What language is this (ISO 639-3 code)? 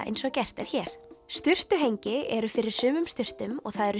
isl